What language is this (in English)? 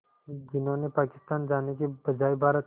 Hindi